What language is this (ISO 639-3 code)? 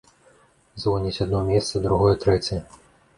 bel